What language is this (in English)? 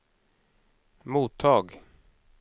Swedish